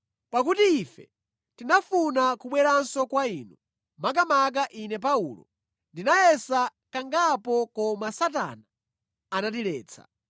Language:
Nyanja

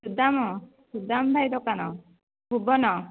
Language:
Odia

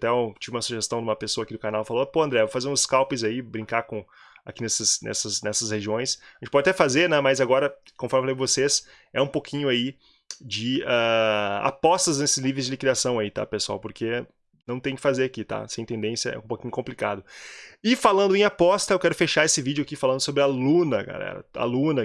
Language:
Portuguese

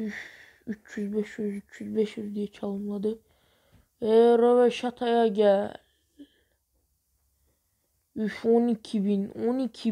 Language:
Turkish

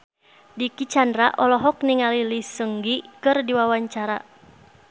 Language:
Sundanese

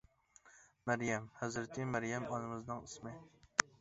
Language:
Uyghur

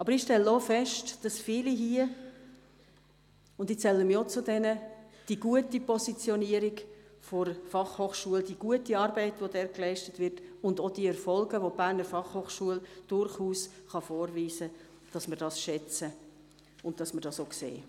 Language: Swiss German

